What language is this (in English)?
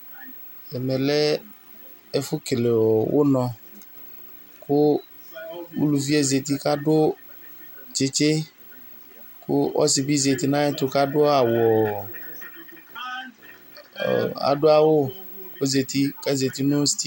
Ikposo